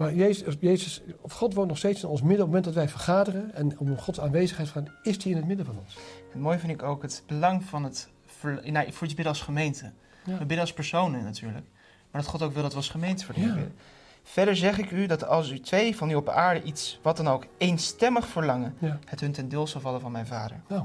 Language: Dutch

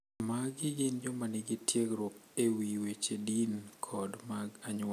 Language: Luo (Kenya and Tanzania)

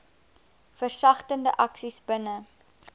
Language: Afrikaans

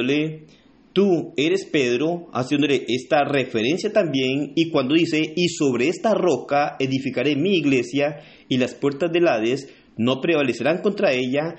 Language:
Spanish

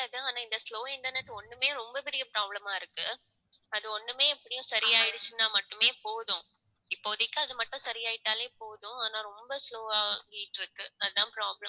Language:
Tamil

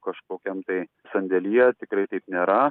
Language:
Lithuanian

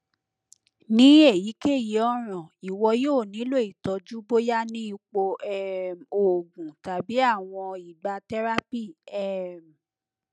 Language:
Yoruba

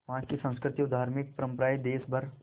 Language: Hindi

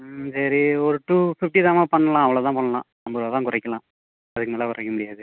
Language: Tamil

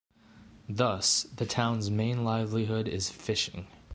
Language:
English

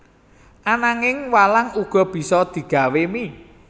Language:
Javanese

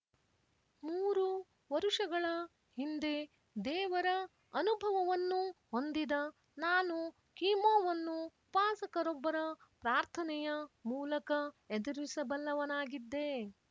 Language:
Kannada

